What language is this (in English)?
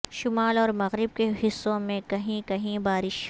Urdu